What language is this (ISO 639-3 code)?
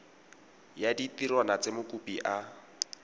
tsn